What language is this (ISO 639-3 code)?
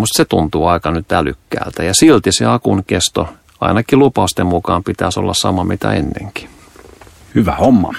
fin